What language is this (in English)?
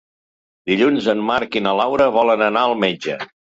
Catalan